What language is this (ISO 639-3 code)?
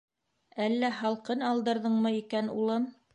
bak